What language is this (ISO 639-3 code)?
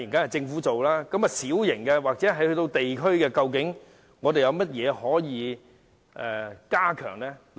yue